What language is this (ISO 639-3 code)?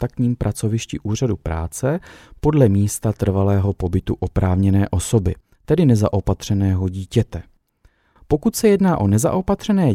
ces